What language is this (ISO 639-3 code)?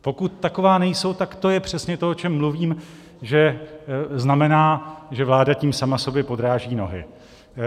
ces